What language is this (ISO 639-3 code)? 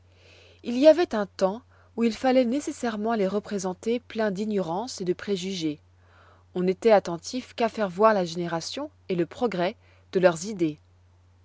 fra